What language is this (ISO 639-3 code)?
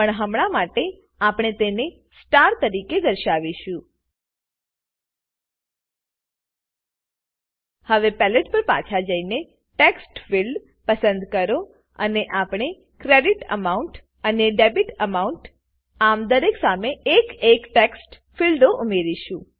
guj